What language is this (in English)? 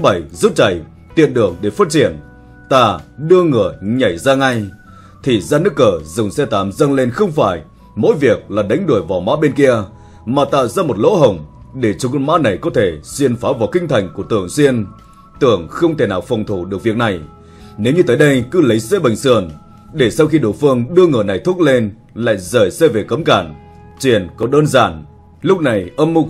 Vietnamese